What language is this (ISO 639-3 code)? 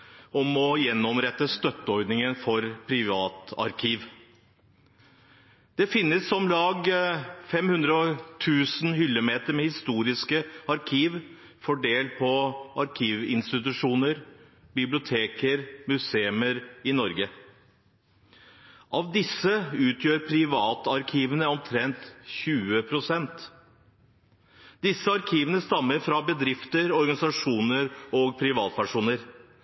nob